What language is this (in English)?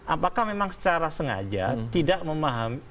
Indonesian